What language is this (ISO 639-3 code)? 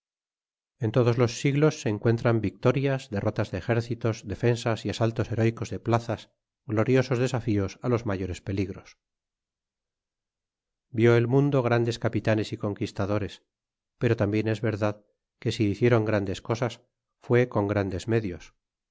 spa